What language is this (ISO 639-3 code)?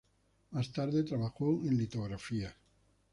spa